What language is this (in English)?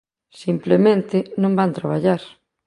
Galician